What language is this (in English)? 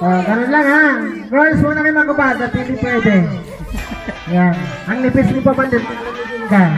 Indonesian